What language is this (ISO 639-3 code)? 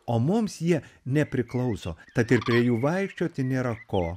lit